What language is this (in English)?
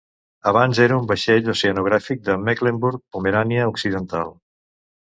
Catalan